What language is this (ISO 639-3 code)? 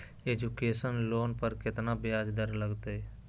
mag